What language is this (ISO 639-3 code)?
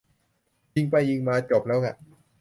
tha